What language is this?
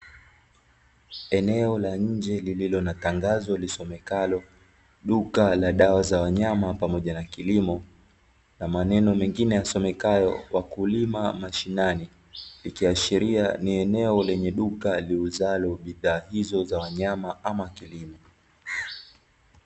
Swahili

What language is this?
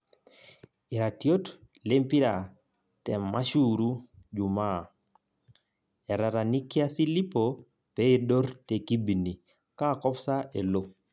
Masai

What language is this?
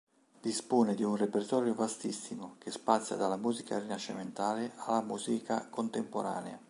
Italian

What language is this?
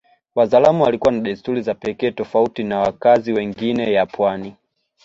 Swahili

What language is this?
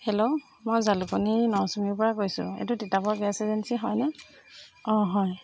Assamese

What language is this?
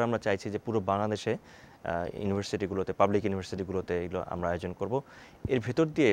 Bangla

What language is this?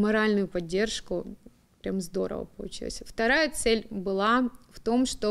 Russian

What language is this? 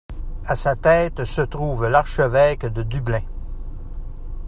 French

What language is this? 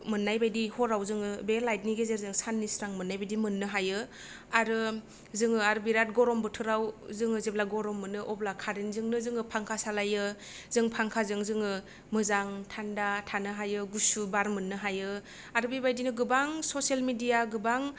Bodo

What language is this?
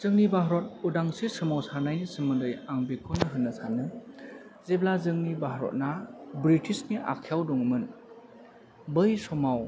Bodo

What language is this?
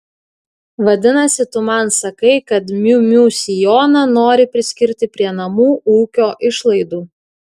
Lithuanian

